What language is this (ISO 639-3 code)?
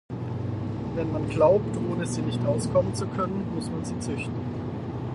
deu